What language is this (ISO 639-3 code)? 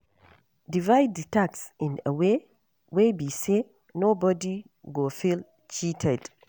pcm